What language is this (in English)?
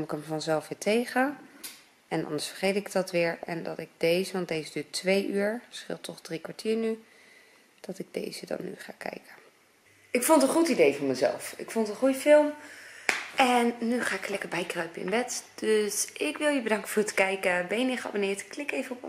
Dutch